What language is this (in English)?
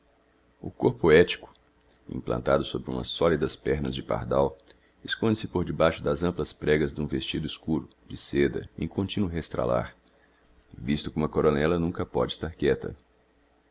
Portuguese